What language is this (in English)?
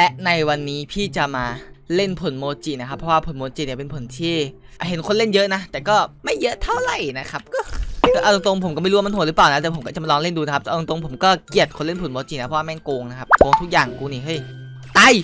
Thai